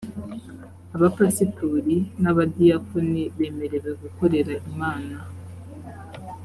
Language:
Kinyarwanda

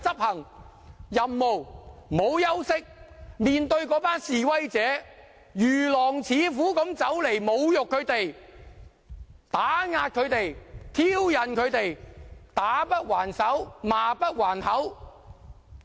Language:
Cantonese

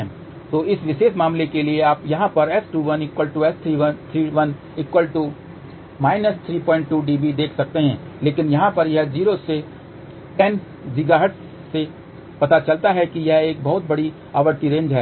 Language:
Hindi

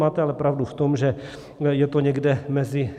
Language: Czech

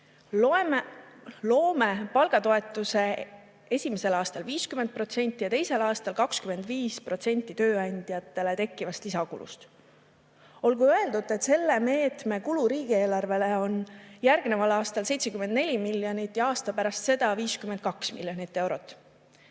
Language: Estonian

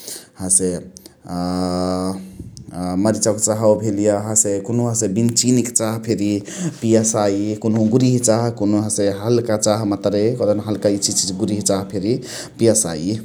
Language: Chitwania Tharu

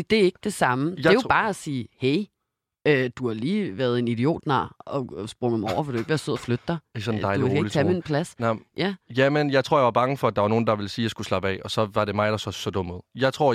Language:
Danish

